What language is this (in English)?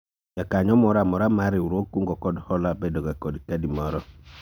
Luo (Kenya and Tanzania)